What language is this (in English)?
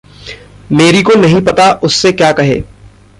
Hindi